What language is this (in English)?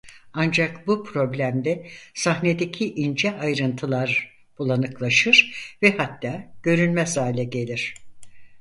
Turkish